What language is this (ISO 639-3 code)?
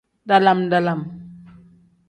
kdh